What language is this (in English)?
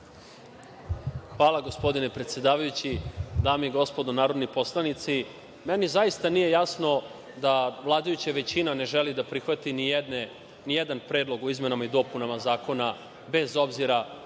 Serbian